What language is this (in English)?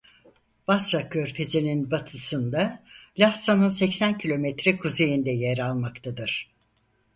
Turkish